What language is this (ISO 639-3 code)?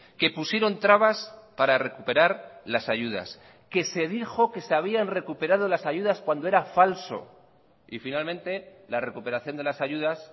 spa